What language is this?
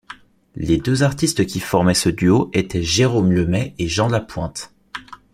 French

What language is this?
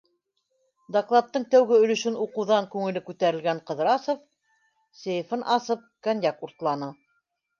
Bashkir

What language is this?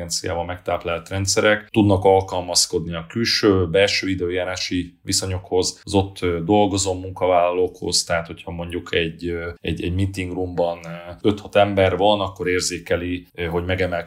Hungarian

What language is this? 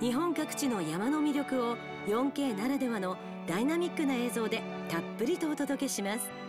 Japanese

